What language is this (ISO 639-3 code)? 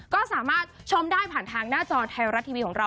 tha